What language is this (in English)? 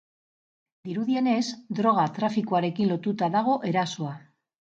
Basque